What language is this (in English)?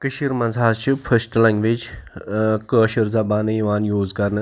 Kashmiri